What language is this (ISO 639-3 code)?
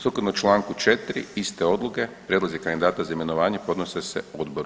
hrv